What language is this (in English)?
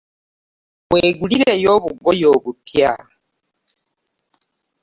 Ganda